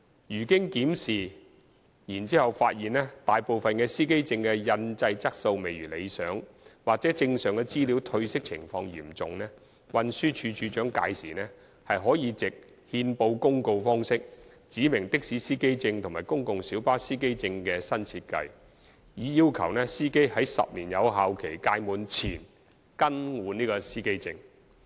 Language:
Cantonese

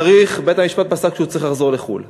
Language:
Hebrew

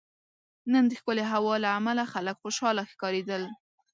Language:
Pashto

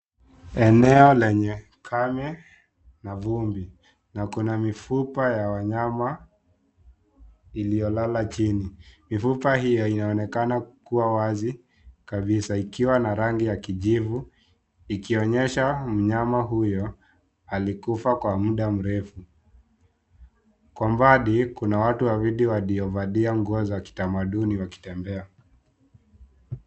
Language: Swahili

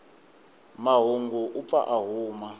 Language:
Tsonga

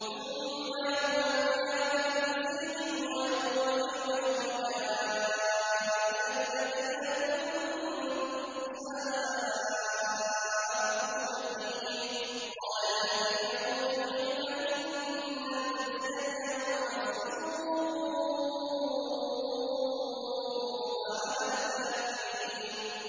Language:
Arabic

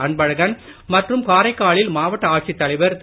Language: Tamil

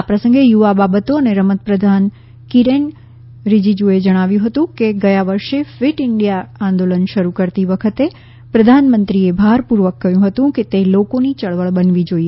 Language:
Gujarati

